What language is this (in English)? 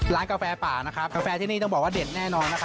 Thai